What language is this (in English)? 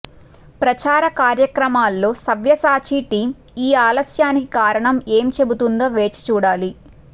Telugu